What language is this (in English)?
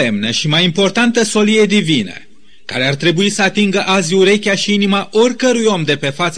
Romanian